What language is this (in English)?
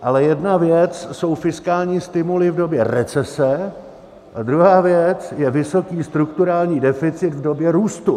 Czech